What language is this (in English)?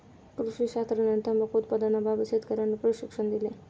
Marathi